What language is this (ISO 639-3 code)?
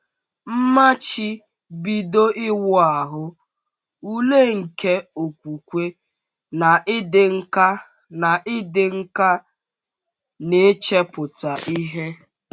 ibo